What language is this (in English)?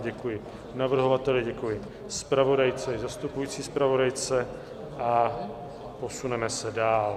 Czech